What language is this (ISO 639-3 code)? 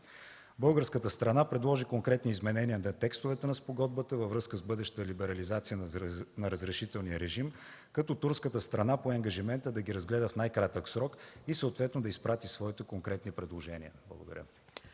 bul